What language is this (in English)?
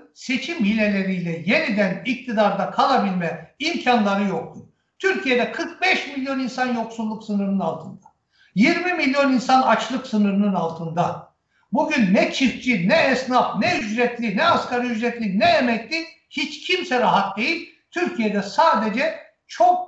Turkish